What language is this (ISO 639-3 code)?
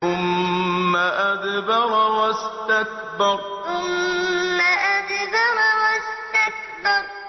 ara